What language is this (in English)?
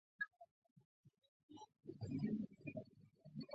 Chinese